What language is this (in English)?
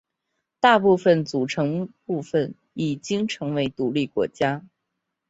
Chinese